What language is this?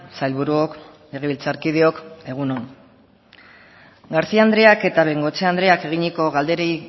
Basque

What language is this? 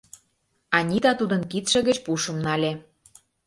Mari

